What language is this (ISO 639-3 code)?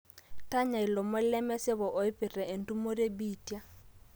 mas